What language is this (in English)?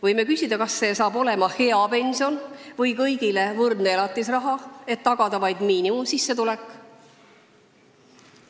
Estonian